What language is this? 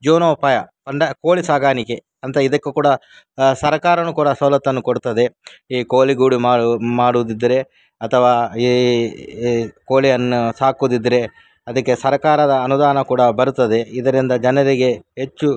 Kannada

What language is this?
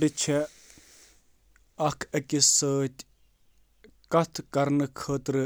Kashmiri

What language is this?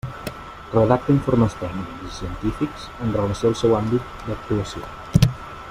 Catalan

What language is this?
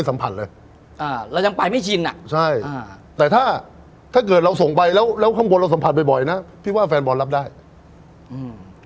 Thai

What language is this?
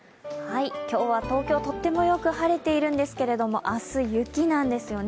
Japanese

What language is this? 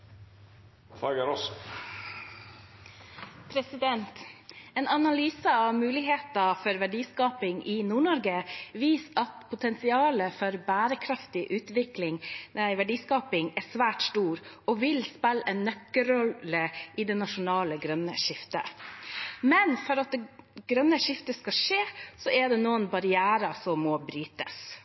Norwegian Bokmål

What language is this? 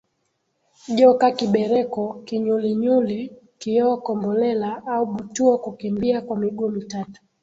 Swahili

